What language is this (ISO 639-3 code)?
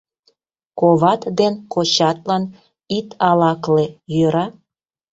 chm